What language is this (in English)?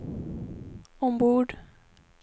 Swedish